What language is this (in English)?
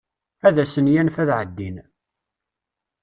Kabyle